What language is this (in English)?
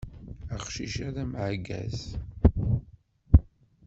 Kabyle